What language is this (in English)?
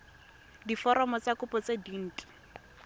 Tswana